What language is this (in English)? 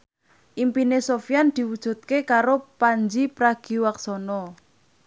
Javanese